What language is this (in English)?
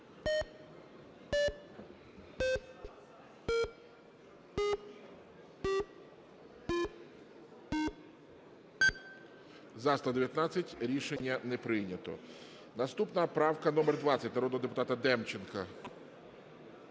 Ukrainian